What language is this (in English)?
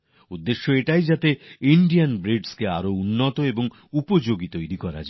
Bangla